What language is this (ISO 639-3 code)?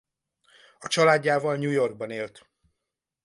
hun